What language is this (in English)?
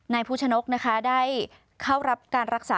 Thai